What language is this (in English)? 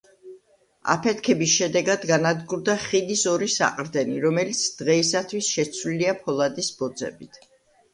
Georgian